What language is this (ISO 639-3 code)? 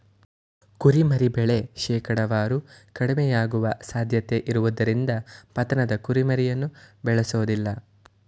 kan